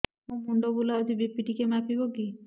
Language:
Odia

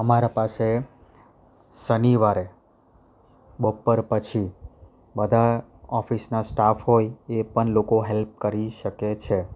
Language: Gujarati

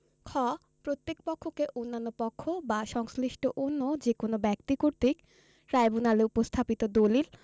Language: Bangla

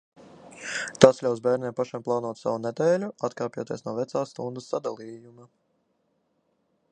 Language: Latvian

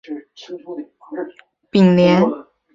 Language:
Chinese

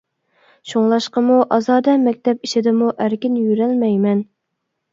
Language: Uyghur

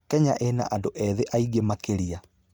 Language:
Kikuyu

